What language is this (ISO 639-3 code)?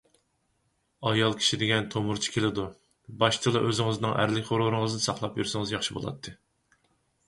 uig